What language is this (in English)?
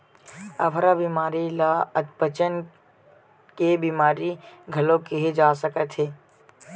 Chhattisgarhi